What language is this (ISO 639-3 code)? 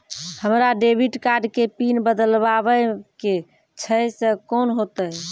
mai